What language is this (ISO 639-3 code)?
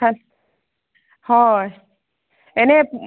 asm